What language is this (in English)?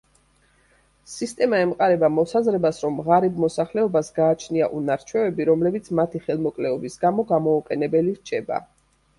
Georgian